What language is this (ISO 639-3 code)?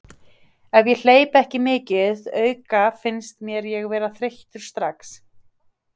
isl